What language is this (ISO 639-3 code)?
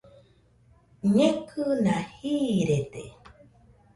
hux